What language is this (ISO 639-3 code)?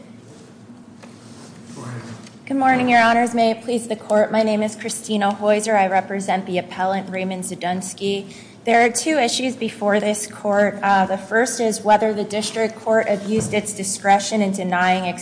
eng